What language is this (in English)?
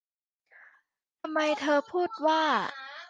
Thai